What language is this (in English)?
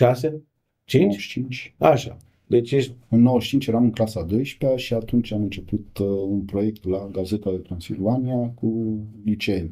Romanian